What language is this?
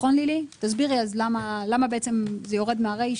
Hebrew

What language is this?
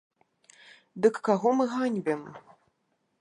Belarusian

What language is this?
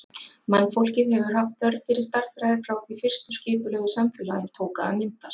Icelandic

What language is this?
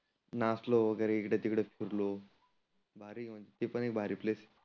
Marathi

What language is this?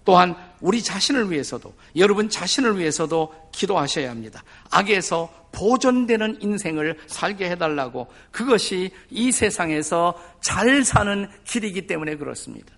Korean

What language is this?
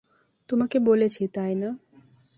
Bangla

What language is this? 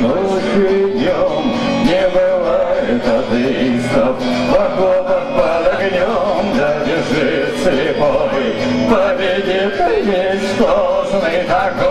Arabic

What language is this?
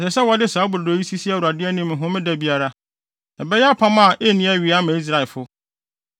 Akan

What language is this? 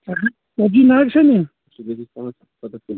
Kashmiri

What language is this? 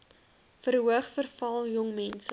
Afrikaans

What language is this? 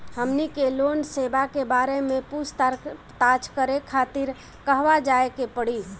Bhojpuri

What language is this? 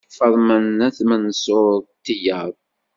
Kabyle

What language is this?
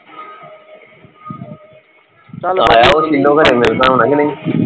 Punjabi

